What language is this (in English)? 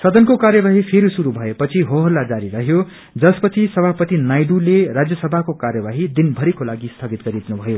Nepali